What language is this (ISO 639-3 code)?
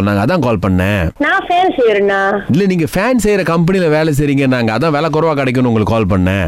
tam